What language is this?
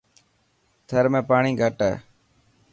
Dhatki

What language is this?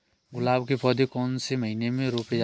Hindi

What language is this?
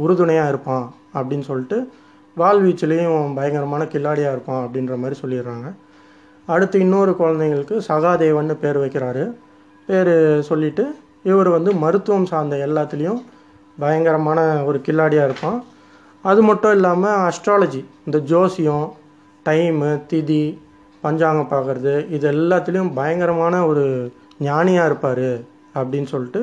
Tamil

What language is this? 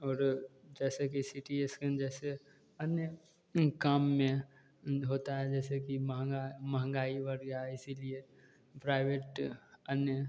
Hindi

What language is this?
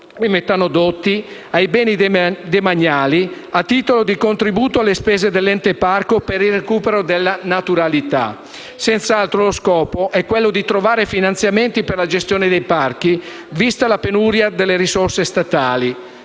Italian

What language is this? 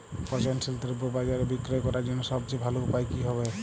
Bangla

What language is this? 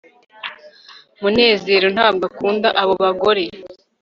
Kinyarwanda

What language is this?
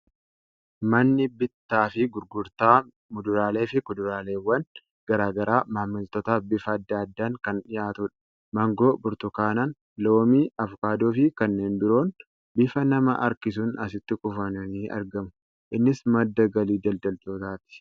Oromo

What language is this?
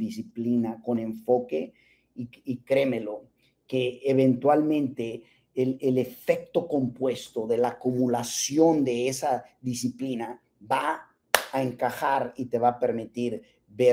Spanish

